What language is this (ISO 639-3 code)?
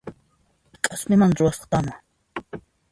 qxp